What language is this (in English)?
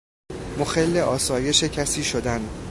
Persian